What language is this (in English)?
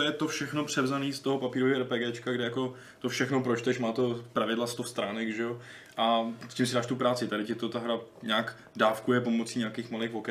Czech